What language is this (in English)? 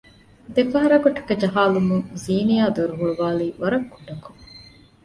Divehi